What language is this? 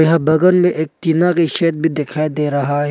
Hindi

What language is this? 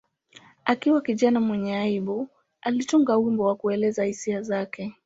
Swahili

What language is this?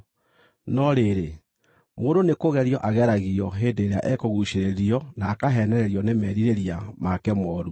Kikuyu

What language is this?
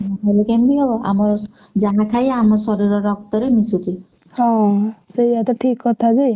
Odia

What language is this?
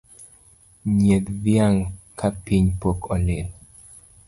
Luo (Kenya and Tanzania)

